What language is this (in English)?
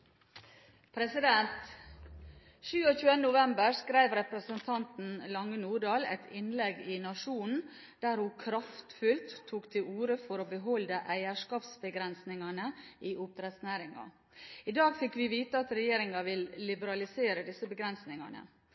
Norwegian Bokmål